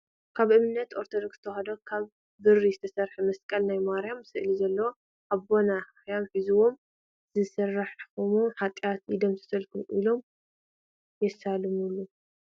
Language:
Tigrinya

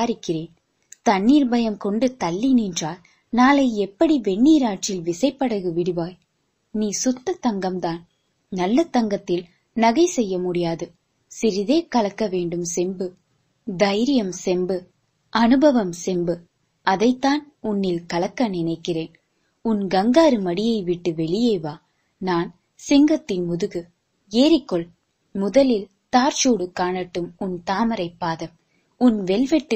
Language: Tamil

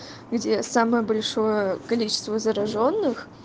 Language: Russian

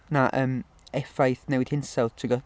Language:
Welsh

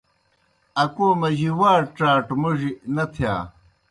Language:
Kohistani Shina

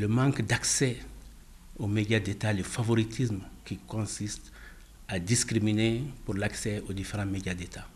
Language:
French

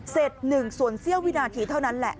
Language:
Thai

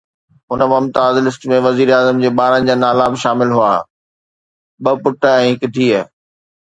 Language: Sindhi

